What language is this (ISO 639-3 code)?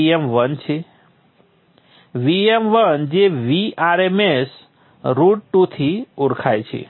guj